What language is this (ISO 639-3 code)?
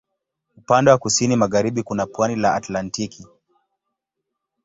swa